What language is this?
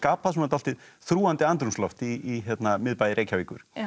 Icelandic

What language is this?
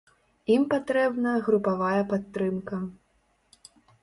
Belarusian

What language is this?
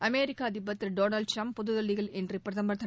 Tamil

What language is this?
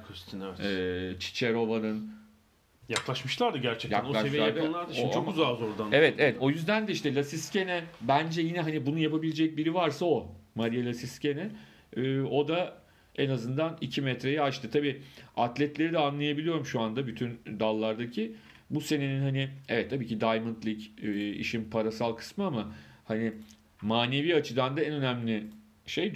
Turkish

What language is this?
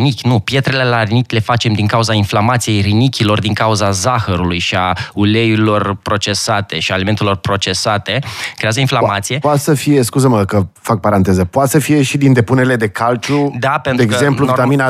Romanian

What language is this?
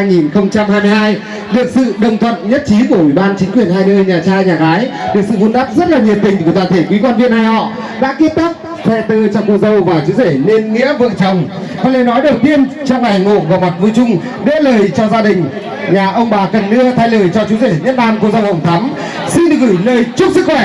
Vietnamese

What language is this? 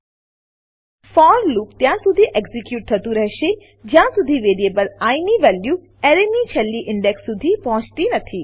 Gujarati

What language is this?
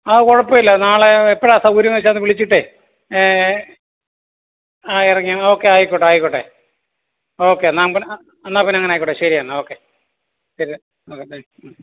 Malayalam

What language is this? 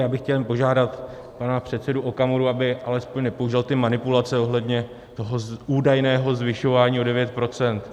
Czech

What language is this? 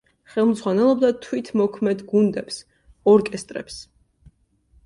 Georgian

